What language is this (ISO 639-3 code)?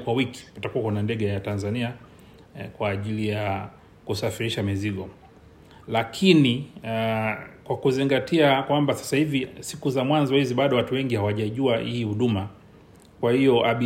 swa